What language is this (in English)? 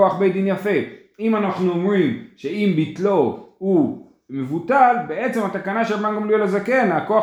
Hebrew